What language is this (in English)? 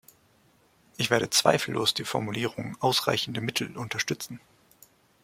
German